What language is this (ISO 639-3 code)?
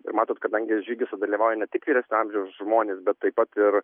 lit